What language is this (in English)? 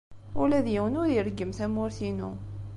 Kabyle